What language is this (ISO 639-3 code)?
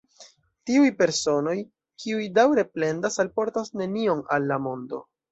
epo